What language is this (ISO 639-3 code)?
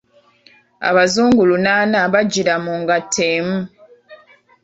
lug